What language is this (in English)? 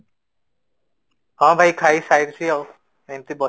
Odia